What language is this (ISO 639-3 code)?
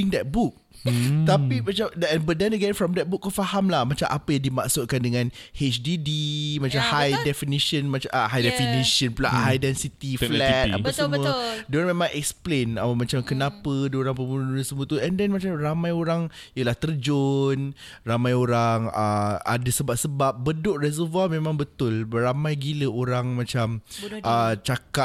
msa